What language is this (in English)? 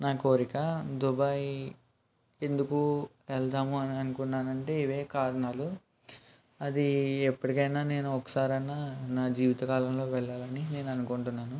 Telugu